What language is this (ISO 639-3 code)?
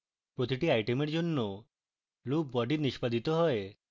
ben